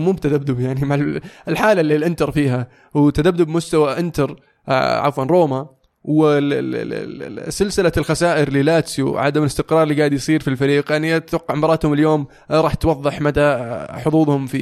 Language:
Arabic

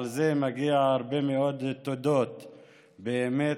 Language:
Hebrew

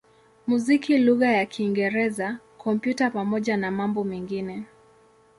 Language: Swahili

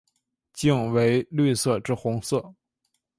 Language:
Chinese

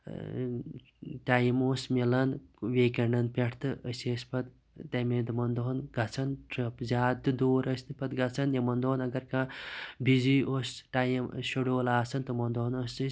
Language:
Kashmiri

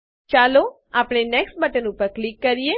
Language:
Gujarati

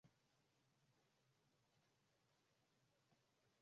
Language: Swahili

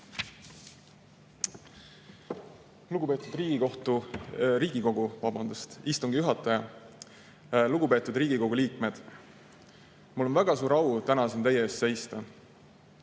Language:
Estonian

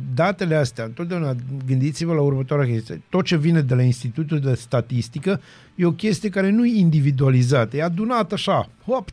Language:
Romanian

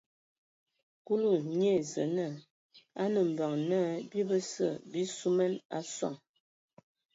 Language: Ewondo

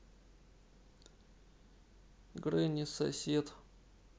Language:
Russian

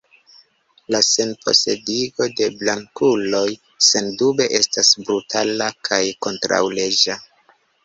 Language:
Esperanto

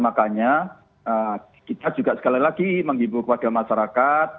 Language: Indonesian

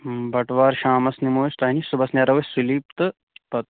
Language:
Kashmiri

